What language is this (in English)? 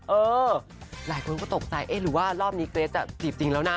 Thai